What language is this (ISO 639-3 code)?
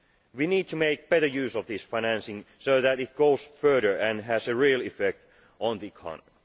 eng